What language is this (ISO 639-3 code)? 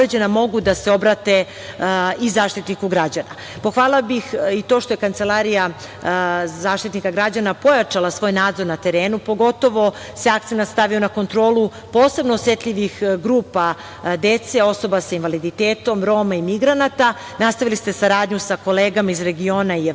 srp